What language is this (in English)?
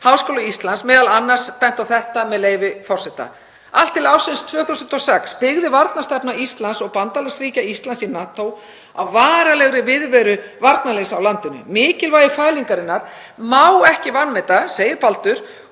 Icelandic